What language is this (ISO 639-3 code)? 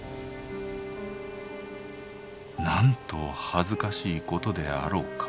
jpn